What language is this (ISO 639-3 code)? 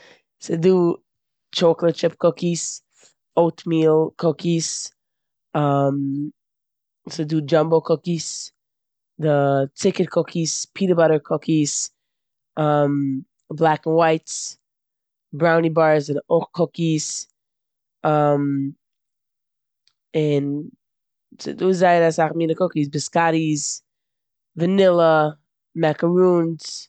yid